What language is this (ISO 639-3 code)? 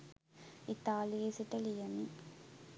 sin